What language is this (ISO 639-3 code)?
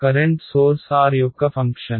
tel